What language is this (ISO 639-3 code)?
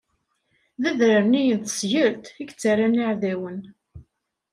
kab